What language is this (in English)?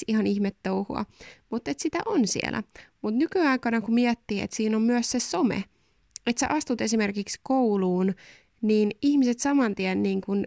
Finnish